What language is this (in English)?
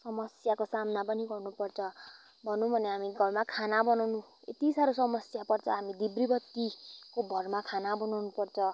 Nepali